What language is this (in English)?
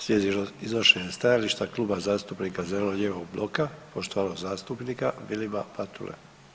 Croatian